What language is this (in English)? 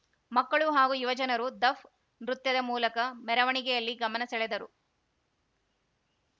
Kannada